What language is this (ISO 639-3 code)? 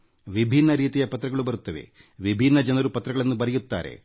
kan